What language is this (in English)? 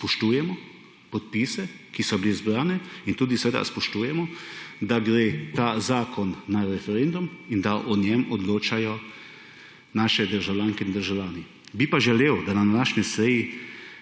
Slovenian